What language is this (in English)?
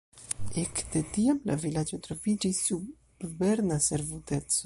Esperanto